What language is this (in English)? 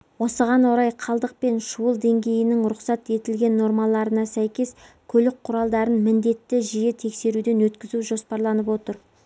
Kazakh